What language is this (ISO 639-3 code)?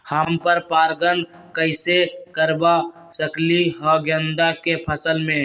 mag